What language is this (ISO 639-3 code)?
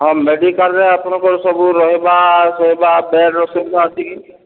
ori